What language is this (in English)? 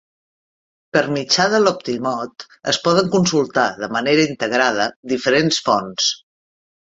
Catalan